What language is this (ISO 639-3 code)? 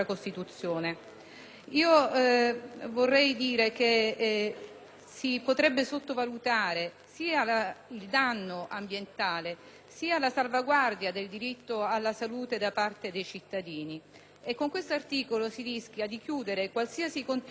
ita